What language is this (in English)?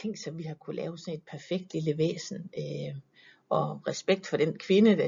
Danish